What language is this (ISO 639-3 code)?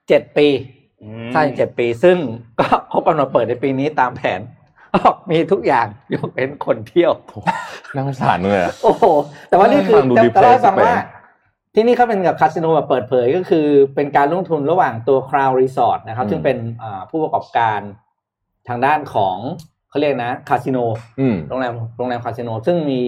tha